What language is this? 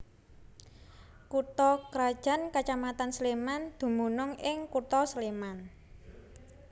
Javanese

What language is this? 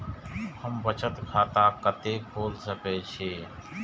Maithili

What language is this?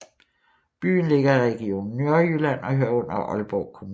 Danish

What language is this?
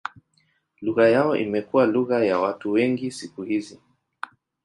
Swahili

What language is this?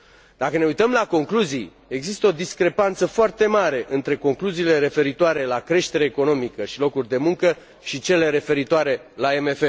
Romanian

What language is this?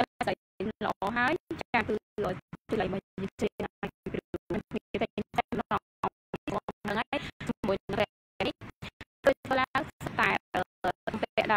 Thai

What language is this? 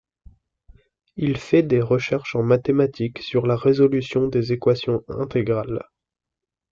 French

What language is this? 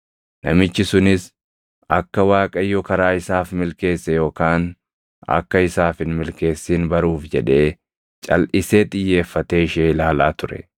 Oromo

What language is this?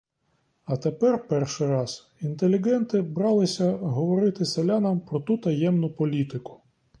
Ukrainian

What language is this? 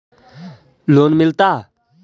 Magahi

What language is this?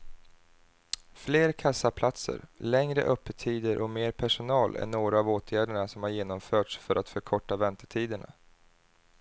Swedish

